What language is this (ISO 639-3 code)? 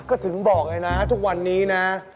tha